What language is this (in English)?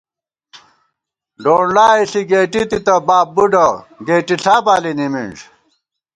Gawar-Bati